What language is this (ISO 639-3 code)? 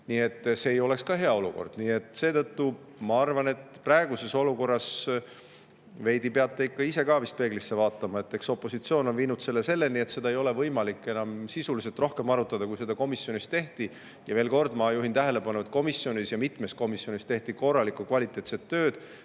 est